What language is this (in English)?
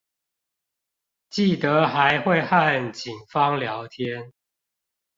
Chinese